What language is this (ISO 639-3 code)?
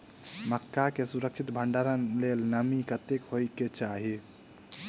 mai